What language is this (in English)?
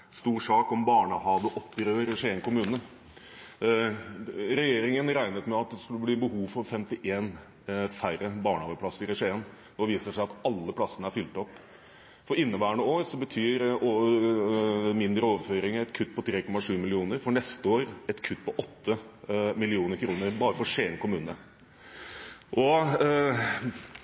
Norwegian Bokmål